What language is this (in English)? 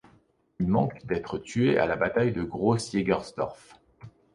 French